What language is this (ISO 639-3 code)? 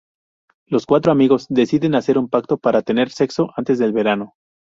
spa